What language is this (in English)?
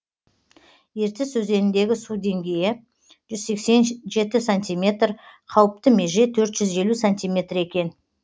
Kazakh